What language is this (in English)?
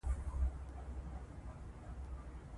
Pashto